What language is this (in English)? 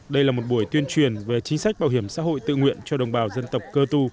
Vietnamese